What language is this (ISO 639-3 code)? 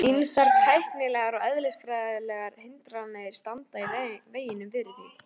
isl